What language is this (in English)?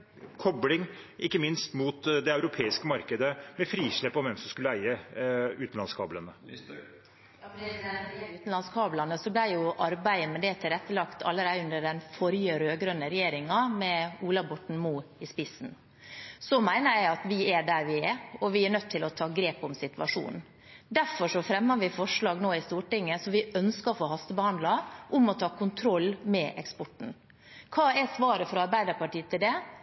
Norwegian Bokmål